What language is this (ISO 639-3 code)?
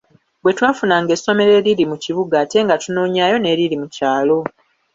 lug